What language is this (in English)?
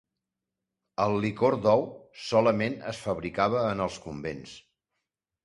Catalan